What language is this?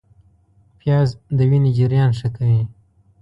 Pashto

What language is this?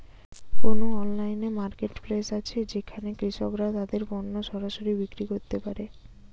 Bangla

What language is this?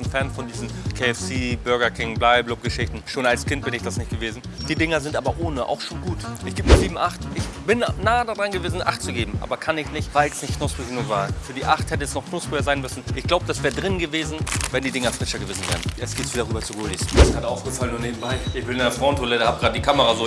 German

